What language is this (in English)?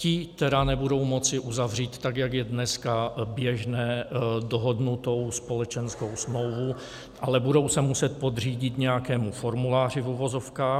Czech